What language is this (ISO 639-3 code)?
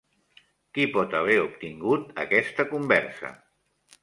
cat